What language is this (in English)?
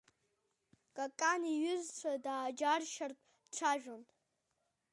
Abkhazian